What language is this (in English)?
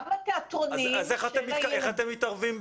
Hebrew